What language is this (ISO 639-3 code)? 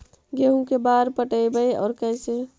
mag